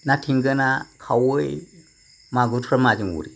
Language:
Bodo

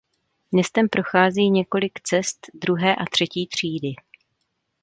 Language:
Czech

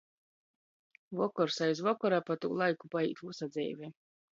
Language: Latgalian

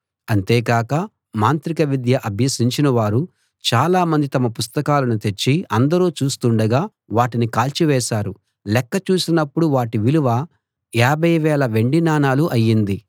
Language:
Telugu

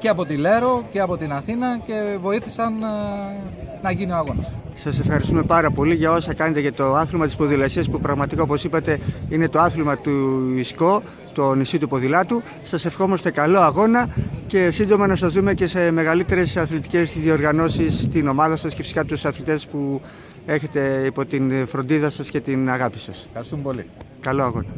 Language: Greek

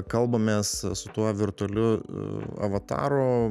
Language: Lithuanian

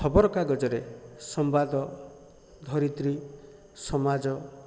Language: Odia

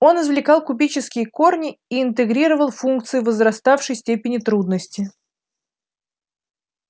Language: Russian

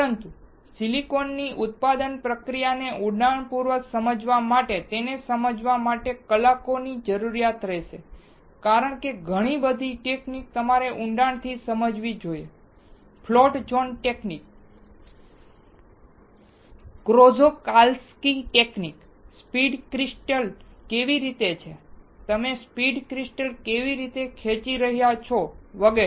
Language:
Gujarati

